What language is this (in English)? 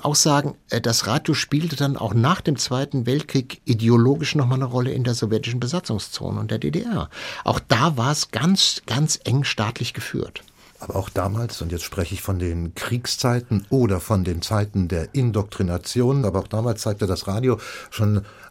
German